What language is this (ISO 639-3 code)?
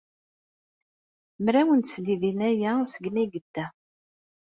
kab